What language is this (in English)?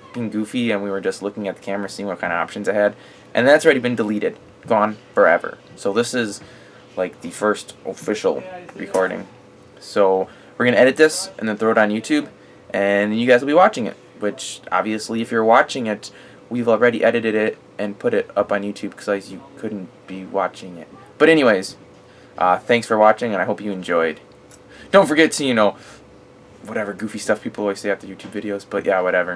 English